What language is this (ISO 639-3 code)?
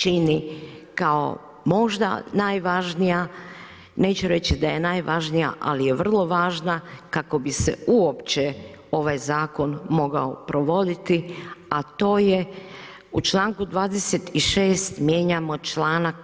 hrv